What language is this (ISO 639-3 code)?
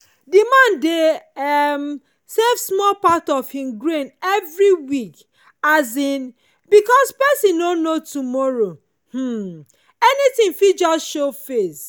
pcm